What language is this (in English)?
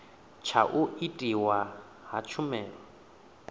Venda